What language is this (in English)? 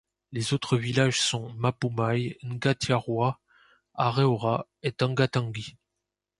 French